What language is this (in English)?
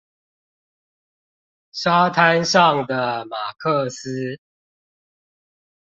Chinese